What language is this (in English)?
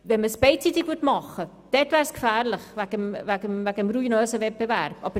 Swiss German